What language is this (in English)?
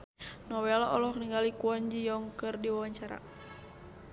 Sundanese